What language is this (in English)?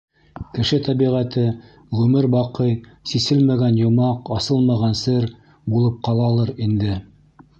Bashkir